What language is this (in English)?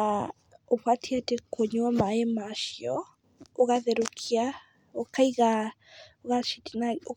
Kikuyu